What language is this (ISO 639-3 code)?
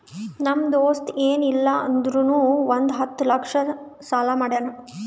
kan